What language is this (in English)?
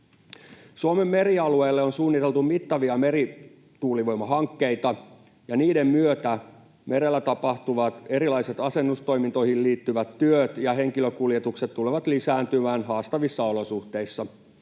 Finnish